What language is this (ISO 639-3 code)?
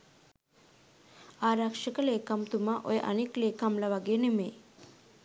sin